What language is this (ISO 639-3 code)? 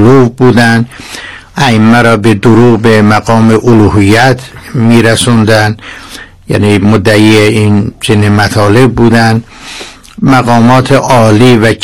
fas